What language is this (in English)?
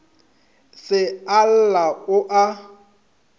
Northern Sotho